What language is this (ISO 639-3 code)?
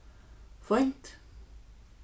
fao